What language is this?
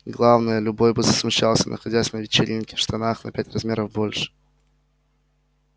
Russian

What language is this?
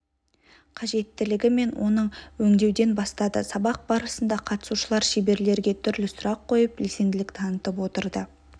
Kazakh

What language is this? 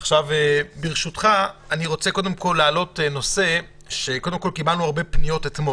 Hebrew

